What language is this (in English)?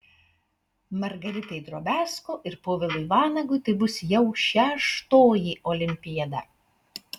Lithuanian